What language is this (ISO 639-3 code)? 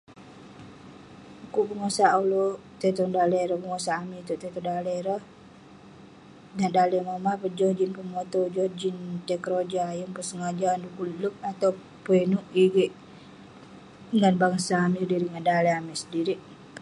pne